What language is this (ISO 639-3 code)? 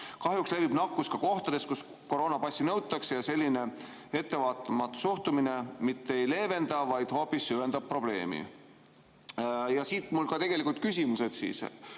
est